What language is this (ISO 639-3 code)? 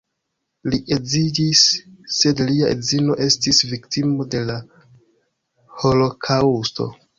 epo